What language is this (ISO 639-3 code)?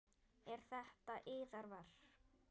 isl